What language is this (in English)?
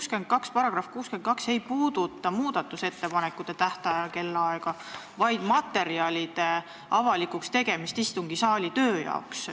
Estonian